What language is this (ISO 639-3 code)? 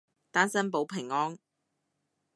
yue